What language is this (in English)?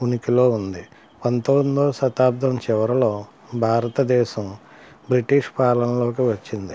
Telugu